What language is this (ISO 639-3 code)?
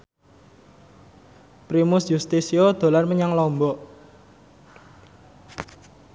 jav